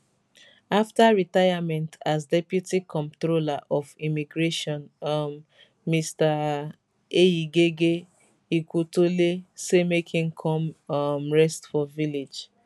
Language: Nigerian Pidgin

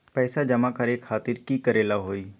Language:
Magahi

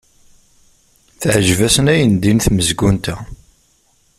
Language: Kabyle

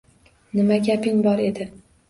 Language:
Uzbek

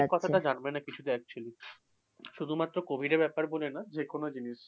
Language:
Bangla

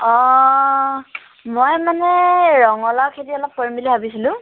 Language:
Assamese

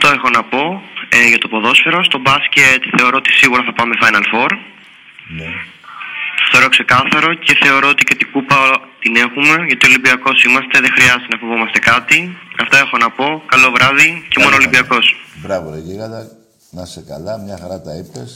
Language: Greek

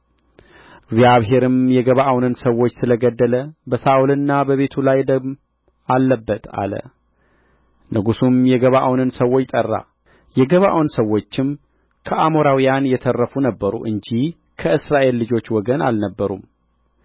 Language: Amharic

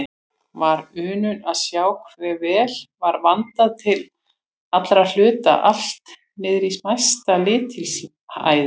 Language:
Icelandic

